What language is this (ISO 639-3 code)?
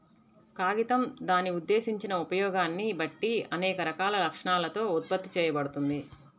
tel